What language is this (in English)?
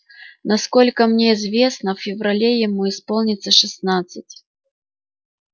Russian